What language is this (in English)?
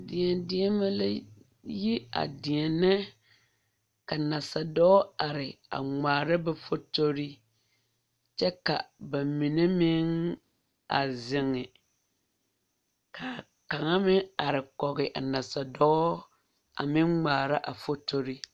Southern Dagaare